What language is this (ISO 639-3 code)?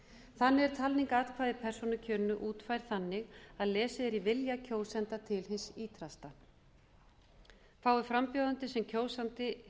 isl